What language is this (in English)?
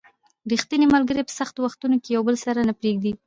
Pashto